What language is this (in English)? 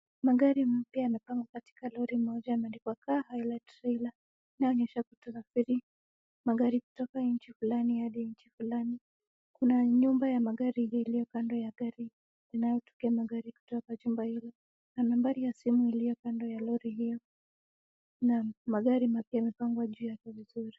Swahili